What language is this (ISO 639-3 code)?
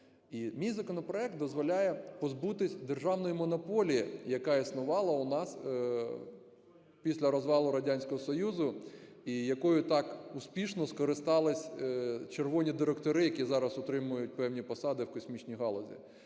ukr